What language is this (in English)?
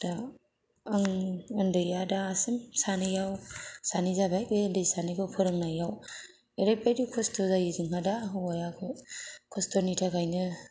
Bodo